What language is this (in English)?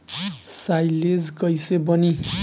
Bhojpuri